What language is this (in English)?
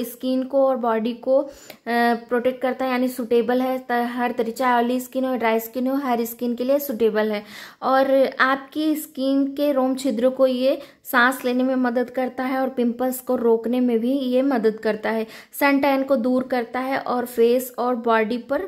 Hindi